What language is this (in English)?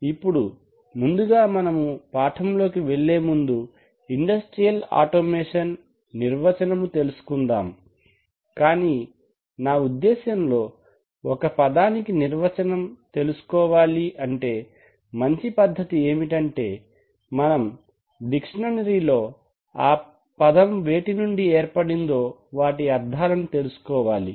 Telugu